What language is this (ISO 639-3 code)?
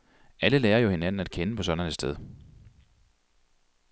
dan